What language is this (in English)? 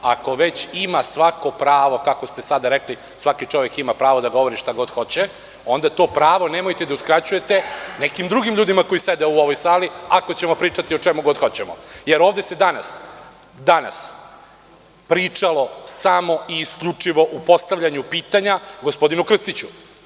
Serbian